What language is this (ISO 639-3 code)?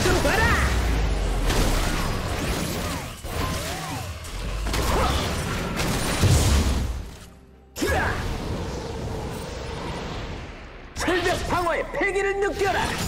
kor